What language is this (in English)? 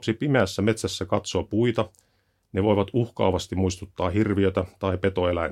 Finnish